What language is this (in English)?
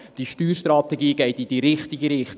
Swiss German